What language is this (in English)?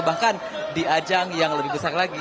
Indonesian